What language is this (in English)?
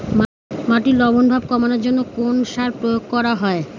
Bangla